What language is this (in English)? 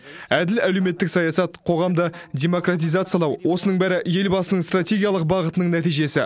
Kazakh